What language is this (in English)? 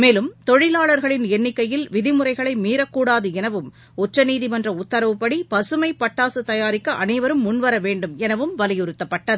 Tamil